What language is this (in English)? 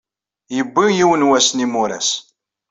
Kabyle